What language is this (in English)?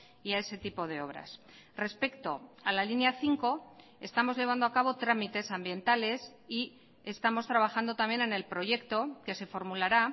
Spanish